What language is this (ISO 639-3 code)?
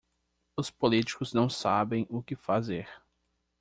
por